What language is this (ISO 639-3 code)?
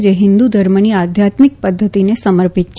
guj